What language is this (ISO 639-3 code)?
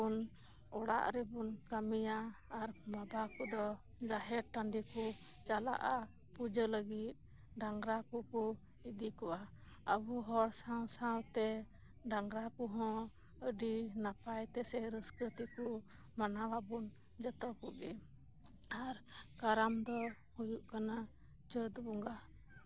sat